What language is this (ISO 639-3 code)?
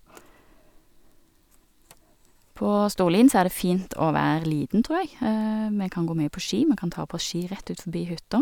nor